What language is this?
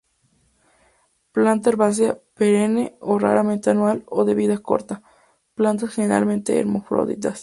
Spanish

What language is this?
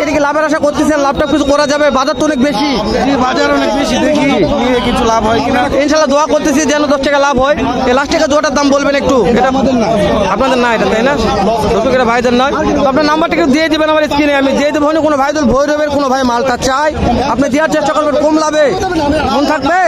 Bangla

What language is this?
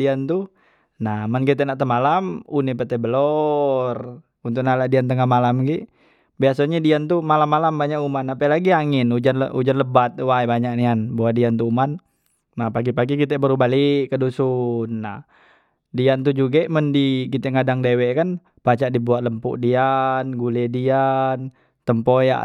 Musi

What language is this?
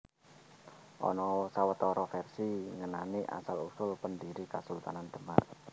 Javanese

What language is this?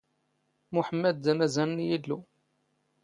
Standard Moroccan Tamazight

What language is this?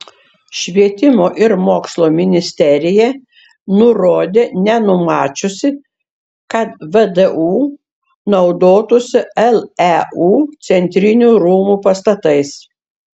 Lithuanian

